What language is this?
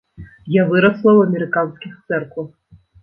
Belarusian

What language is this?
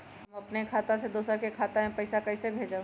Magahi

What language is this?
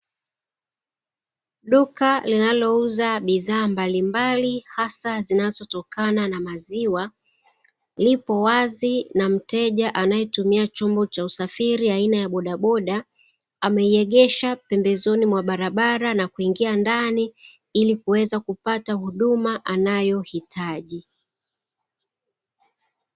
Swahili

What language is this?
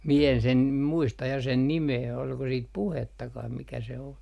Finnish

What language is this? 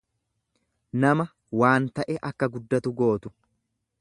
Oromo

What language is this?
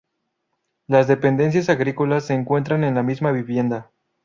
Spanish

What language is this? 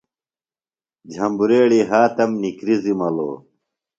Phalura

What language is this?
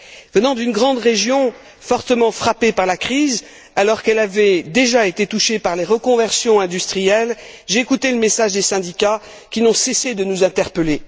French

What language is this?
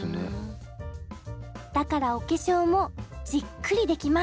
Japanese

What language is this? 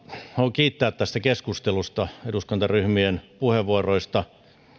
Finnish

